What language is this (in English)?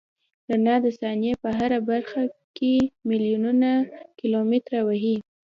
Pashto